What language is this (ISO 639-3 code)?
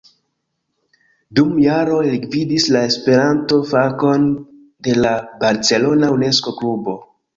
epo